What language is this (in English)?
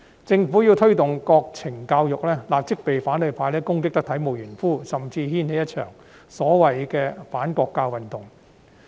Cantonese